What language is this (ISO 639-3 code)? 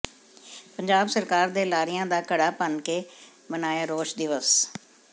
pan